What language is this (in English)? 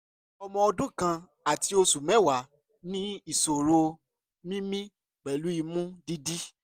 Yoruba